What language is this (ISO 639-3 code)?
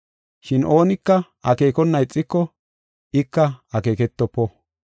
gof